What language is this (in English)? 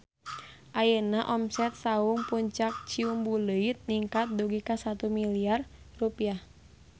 Sundanese